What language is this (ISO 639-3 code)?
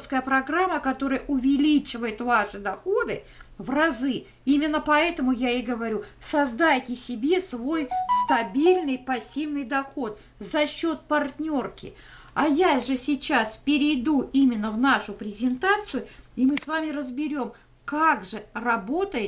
rus